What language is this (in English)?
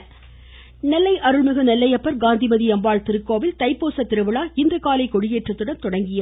Tamil